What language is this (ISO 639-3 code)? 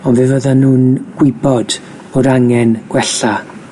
cym